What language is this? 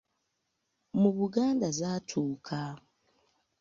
Ganda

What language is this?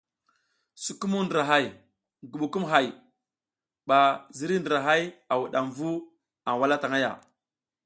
South Giziga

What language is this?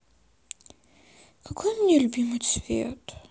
Russian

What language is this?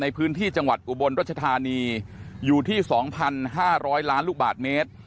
Thai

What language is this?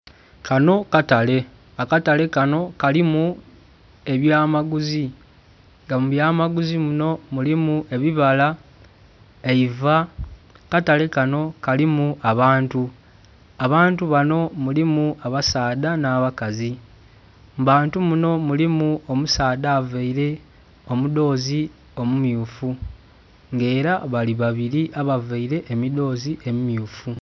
Soga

